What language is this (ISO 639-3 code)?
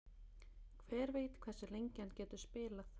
isl